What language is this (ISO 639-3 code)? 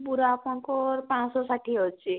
ori